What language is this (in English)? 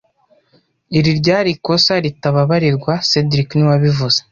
Kinyarwanda